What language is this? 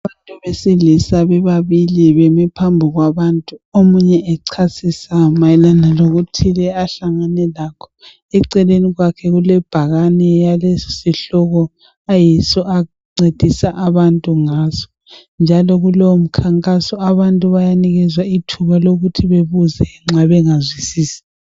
North Ndebele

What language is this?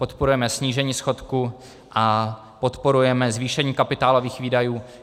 Czech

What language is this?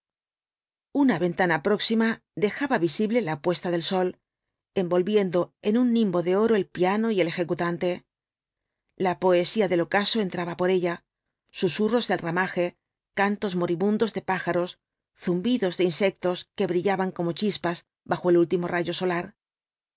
Spanish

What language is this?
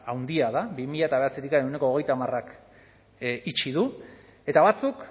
Basque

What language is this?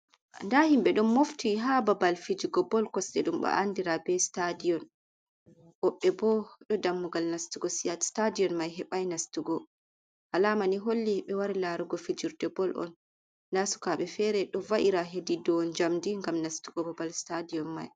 Fula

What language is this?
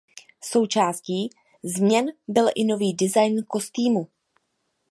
Czech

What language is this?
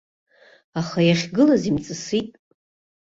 Abkhazian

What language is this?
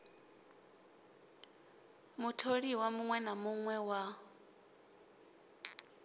Venda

